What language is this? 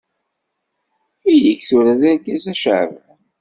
Kabyle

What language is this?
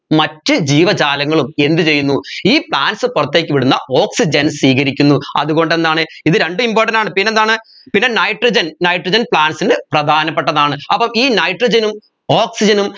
Malayalam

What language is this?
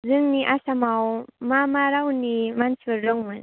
Bodo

